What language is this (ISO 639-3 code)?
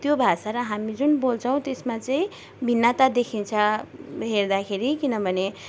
nep